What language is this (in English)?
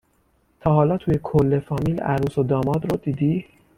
Persian